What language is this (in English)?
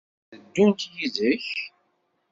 Kabyle